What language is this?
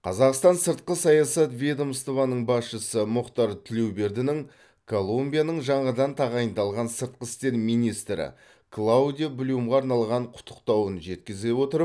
Kazakh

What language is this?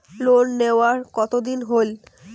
Bangla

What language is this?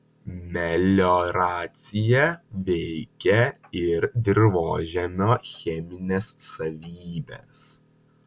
Lithuanian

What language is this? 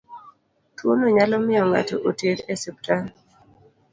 Luo (Kenya and Tanzania)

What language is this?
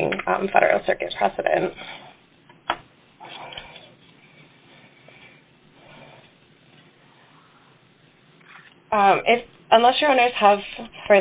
English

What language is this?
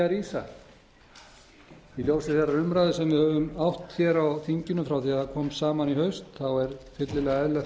Icelandic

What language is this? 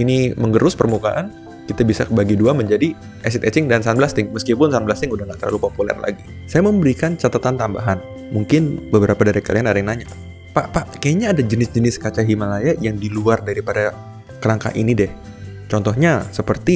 Indonesian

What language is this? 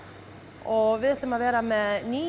Icelandic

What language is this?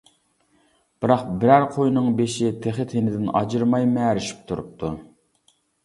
Uyghur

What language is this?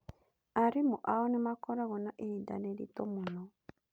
Kikuyu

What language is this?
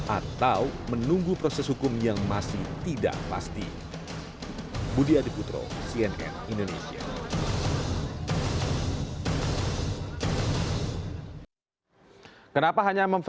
Indonesian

